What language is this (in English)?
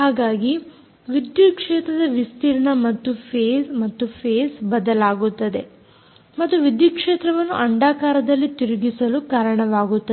Kannada